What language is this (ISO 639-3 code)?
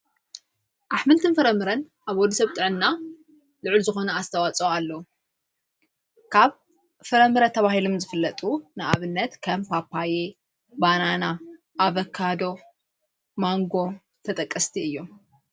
tir